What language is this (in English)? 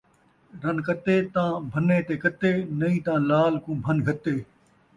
Saraiki